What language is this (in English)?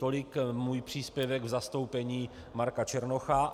Czech